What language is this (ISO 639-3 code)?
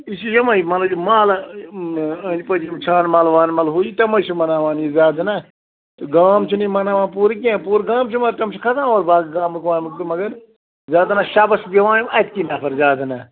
kas